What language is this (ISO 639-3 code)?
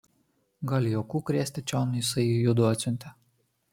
lit